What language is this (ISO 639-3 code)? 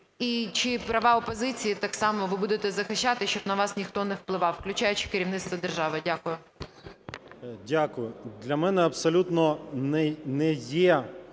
ukr